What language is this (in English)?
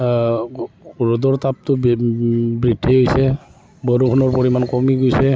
Assamese